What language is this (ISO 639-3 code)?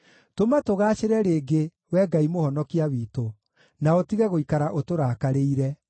kik